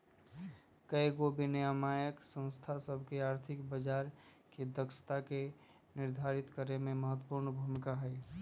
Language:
Magahi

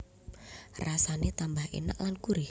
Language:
Javanese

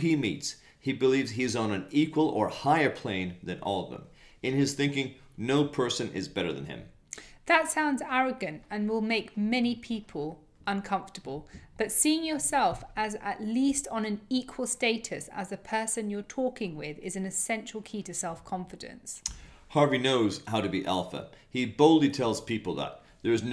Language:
English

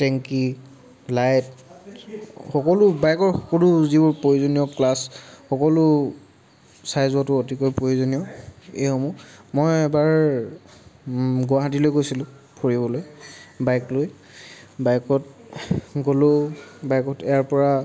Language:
Assamese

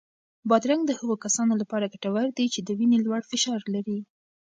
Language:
Pashto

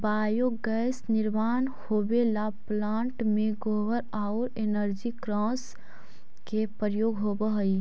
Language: Magahi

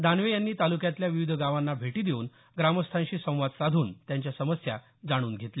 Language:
Marathi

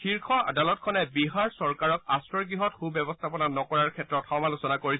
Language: Assamese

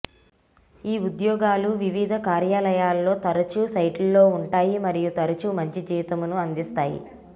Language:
Telugu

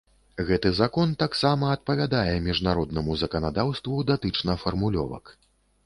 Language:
Belarusian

